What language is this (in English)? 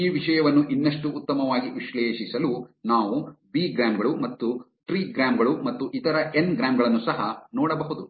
Kannada